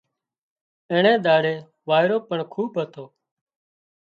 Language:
Wadiyara Koli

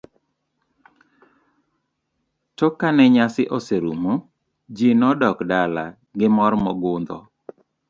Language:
Luo (Kenya and Tanzania)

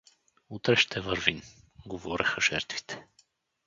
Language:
Bulgarian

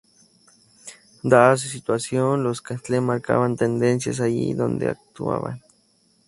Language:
Spanish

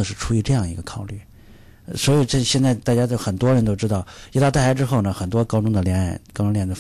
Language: Chinese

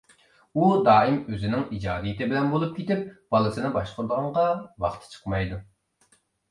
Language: Uyghur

